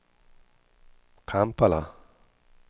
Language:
Swedish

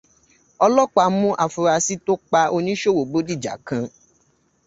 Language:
Yoruba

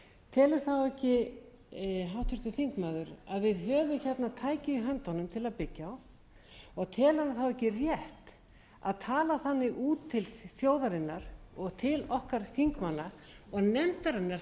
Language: Icelandic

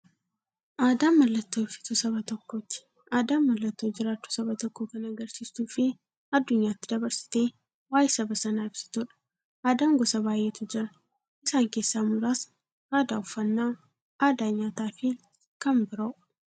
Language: Oromo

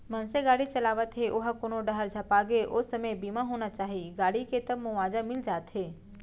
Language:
Chhattisgarhi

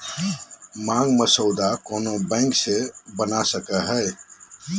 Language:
Magahi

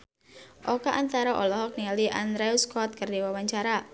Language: Sundanese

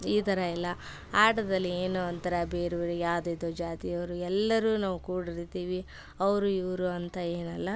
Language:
Kannada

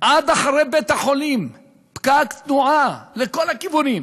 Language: Hebrew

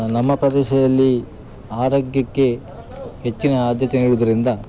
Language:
Kannada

